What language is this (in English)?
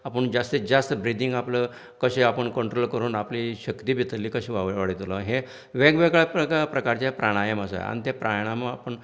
Konkani